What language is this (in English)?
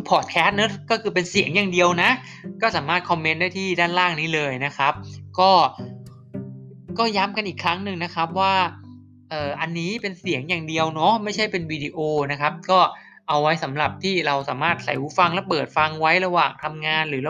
Thai